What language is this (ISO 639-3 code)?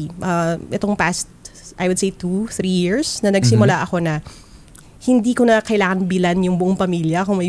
fil